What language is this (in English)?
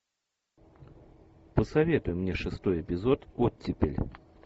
Russian